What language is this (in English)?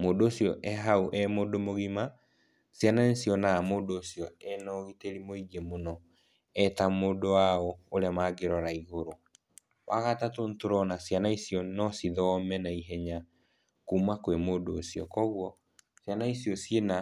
Kikuyu